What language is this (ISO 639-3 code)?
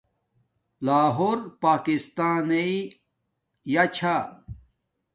dmk